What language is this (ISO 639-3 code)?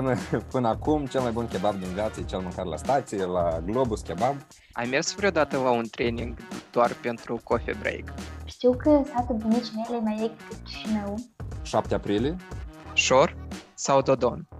ron